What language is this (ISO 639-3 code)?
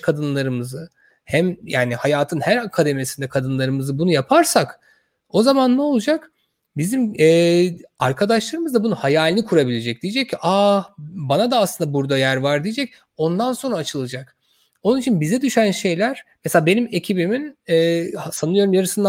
tur